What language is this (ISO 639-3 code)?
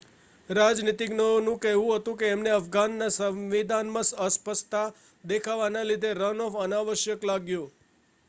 guj